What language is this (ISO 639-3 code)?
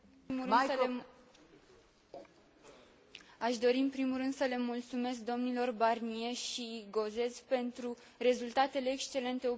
ron